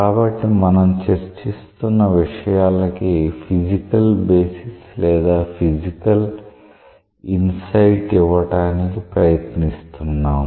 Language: Telugu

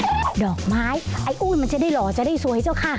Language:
Thai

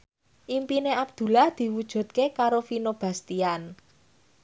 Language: Javanese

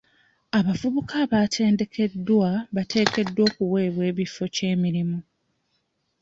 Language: Ganda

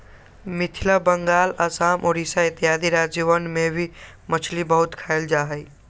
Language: Magahi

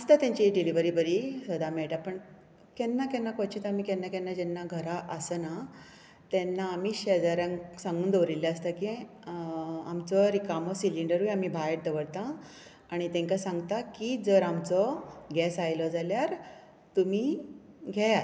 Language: Konkani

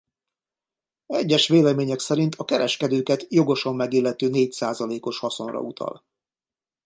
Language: Hungarian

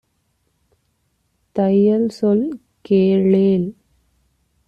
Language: Tamil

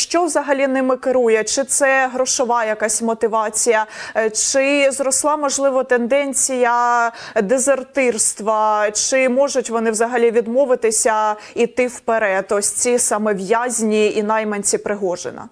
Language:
Ukrainian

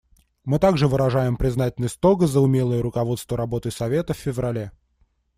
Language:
Russian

